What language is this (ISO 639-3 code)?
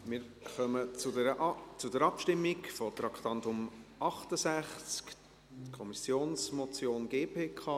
gsw